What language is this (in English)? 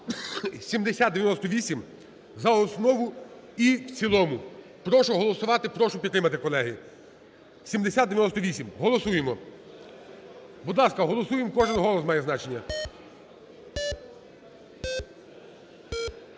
Ukrainian